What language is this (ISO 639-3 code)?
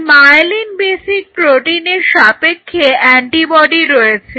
ben